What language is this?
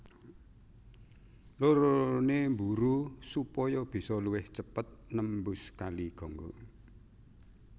Javanese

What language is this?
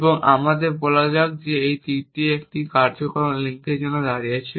Bangla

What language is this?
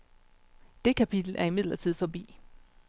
Danish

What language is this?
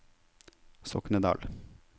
Norwegian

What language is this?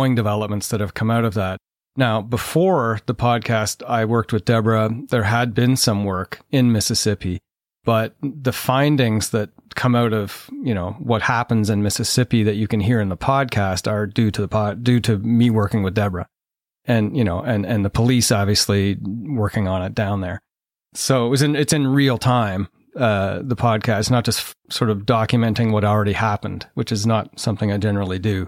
English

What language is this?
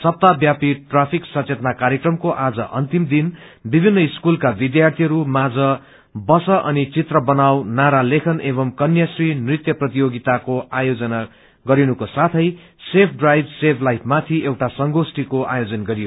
Nepali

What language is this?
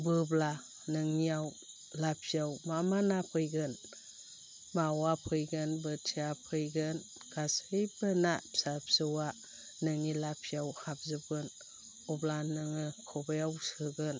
Bodo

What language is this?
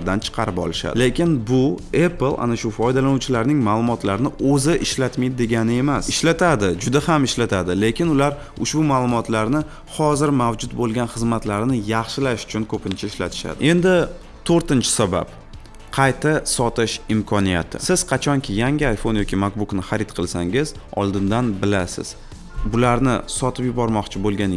Turkish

